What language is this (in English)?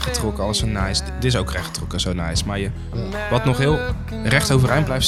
Dutch